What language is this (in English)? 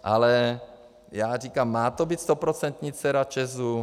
Czech